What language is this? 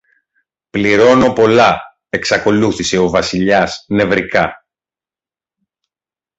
Greek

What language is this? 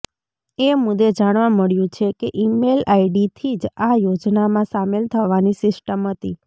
Gujarati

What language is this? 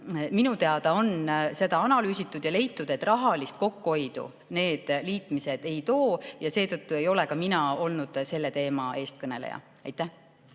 Estonian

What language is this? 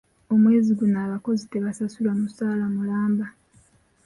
Ganda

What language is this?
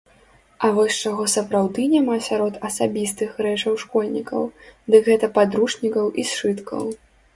Belarusian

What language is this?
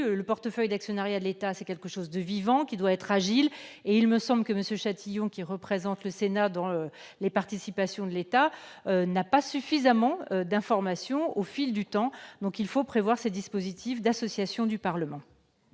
French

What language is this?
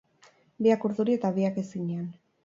Basque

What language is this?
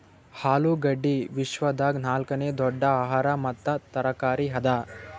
Kannada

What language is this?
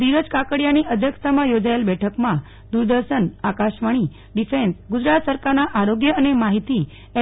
Gujarati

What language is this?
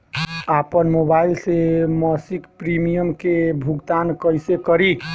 Bhojpuri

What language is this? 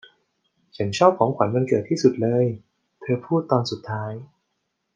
Thai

